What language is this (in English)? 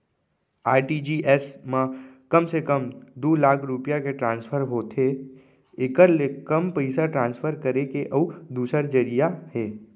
Chhattisgarhi